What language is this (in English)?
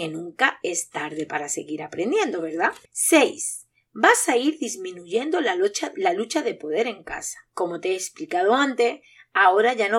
Spanish